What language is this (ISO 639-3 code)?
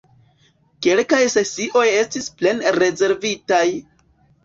epo